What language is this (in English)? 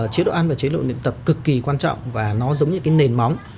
Vietnamese